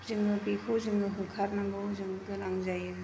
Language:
Bodo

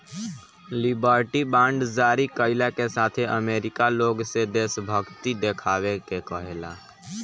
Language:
Bhojpuri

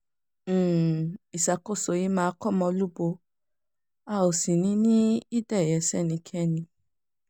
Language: Yoruba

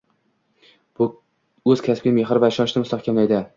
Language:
Uzbek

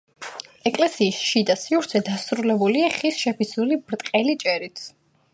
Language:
Georgian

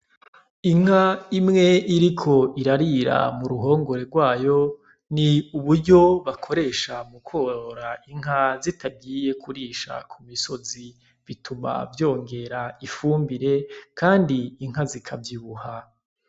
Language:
Rundi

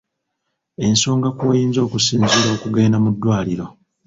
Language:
Ganda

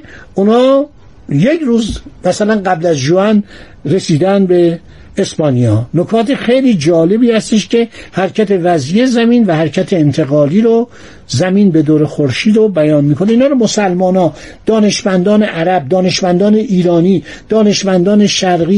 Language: Persian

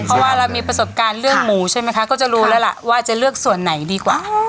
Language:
Thai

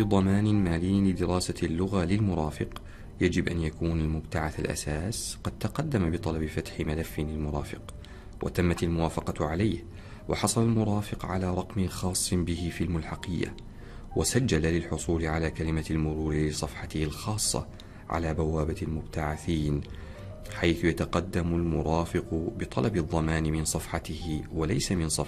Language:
Arabic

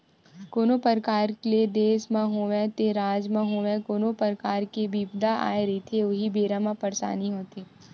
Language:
Chhattisgarhi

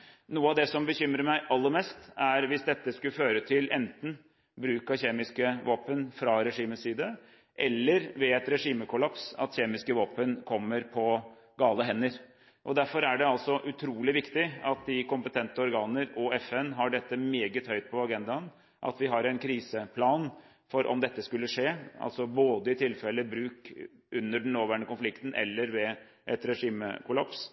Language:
Norwegian Bokmål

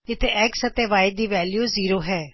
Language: Punjabi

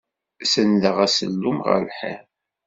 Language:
Kabyle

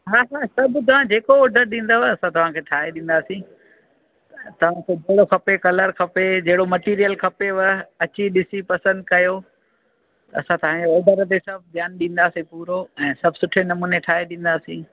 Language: Sindhi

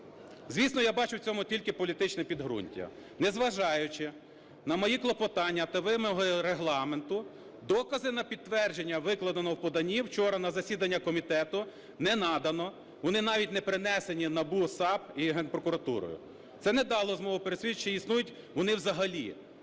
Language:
Ukrainian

